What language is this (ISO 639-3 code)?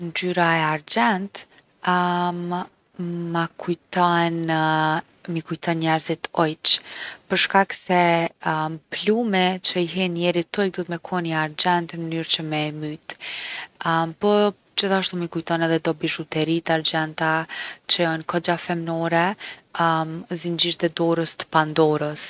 aln